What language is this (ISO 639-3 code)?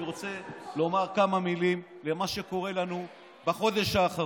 heb